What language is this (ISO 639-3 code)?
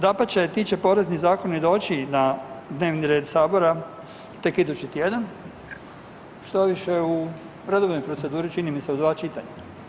hrv